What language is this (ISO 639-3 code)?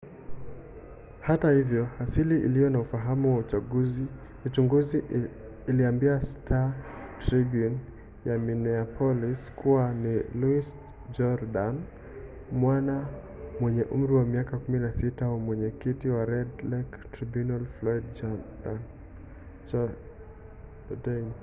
swa